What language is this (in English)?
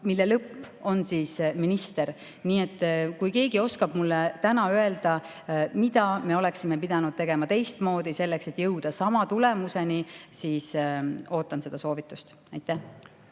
Estonian